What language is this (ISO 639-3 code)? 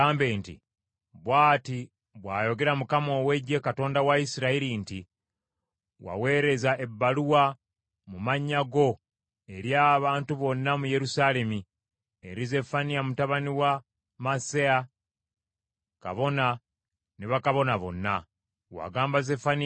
lug